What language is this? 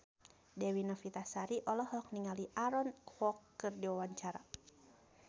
Sundanese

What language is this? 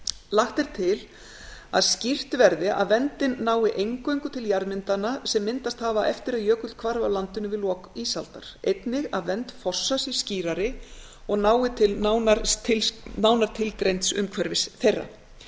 Icelandic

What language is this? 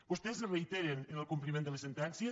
Catalan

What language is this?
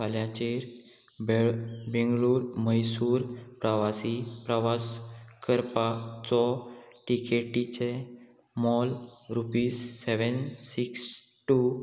Konkani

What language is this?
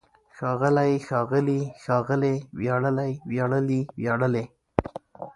Pashto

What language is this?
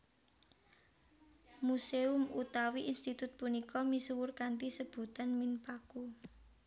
Javanese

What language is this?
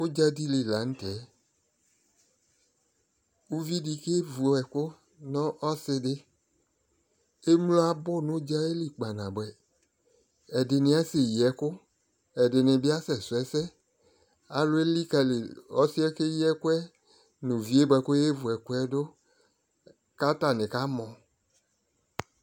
Ikposo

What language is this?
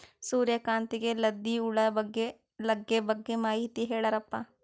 Kannada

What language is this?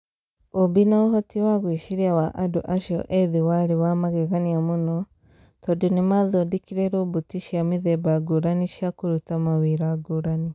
Kikuyu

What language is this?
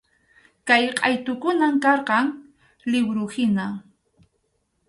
Arequipa-La Unión Quechua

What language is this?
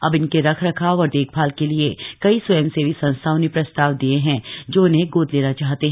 Hindi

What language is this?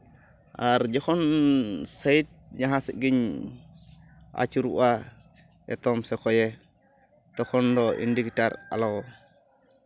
Santali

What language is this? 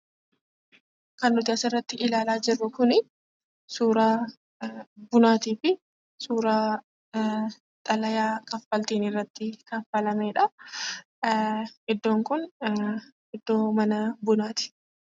Oromo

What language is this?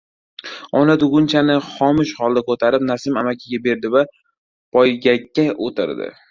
Uzbek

